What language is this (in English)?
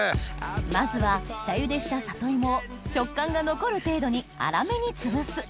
Japanese